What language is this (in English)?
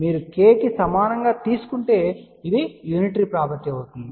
Telugu